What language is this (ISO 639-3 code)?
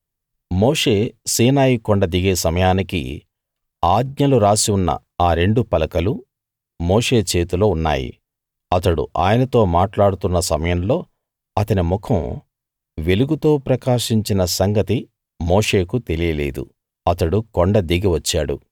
tel